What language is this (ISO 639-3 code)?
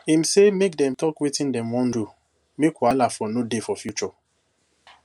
pcm